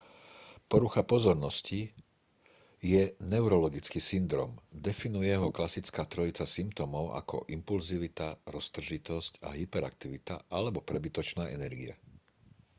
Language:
Slovak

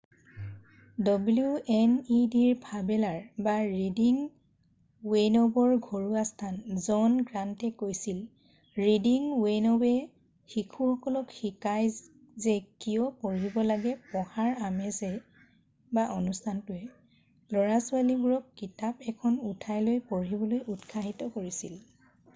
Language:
Assamese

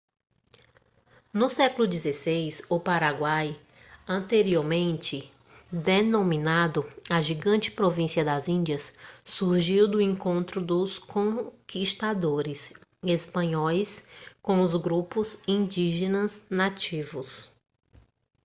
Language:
Portuguese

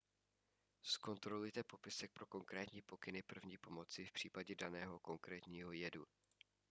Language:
Czech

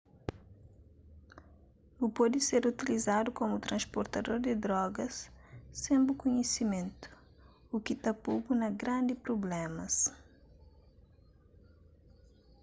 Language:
Kabuverdianu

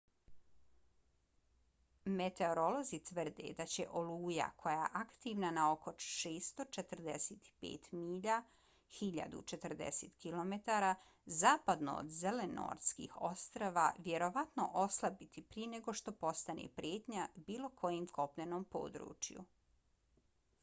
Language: Bosnian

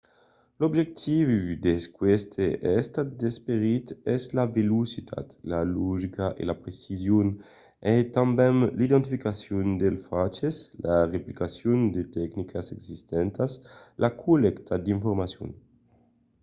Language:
Occitan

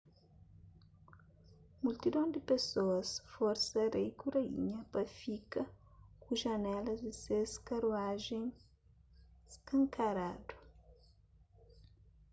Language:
Kabuverdianu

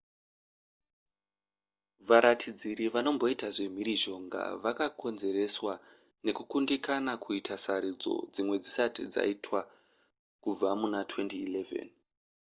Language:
Shona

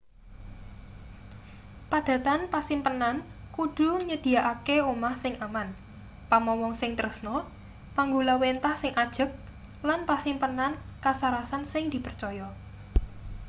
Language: Javanese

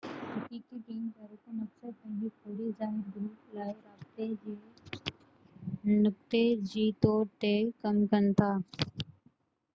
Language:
Sindhi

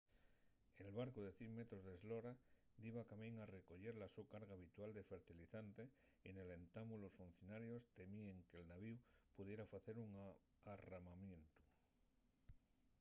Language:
Asturian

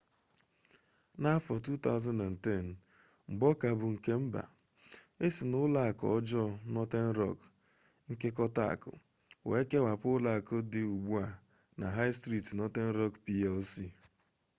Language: Igbo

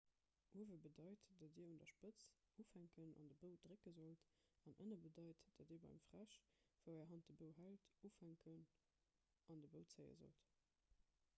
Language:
Luxembourgish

